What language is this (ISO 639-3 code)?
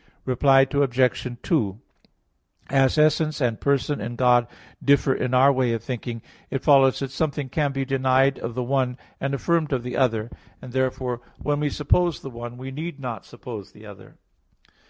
eng